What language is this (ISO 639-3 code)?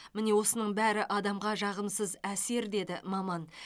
kaz